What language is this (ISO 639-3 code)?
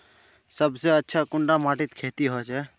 mag